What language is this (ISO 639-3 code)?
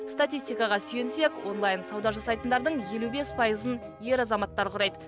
kaz